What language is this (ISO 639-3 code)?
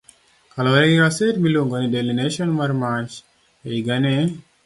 luo